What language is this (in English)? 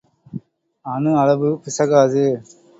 Tamil